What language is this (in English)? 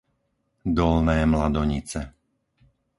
Slovak